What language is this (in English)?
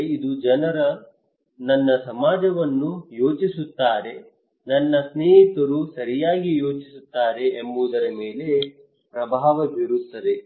Kannada